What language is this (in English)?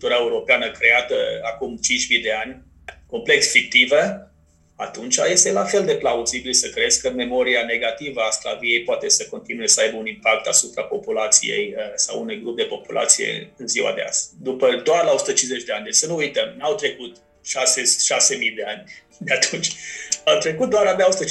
Romanian